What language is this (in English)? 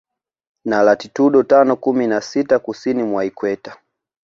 Swahili